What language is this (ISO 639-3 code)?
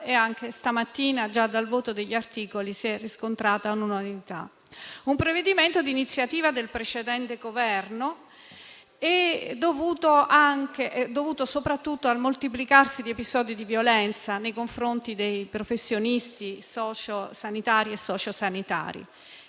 ita